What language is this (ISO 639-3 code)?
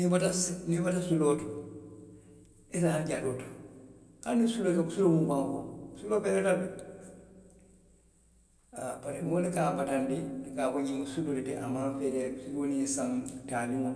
mlq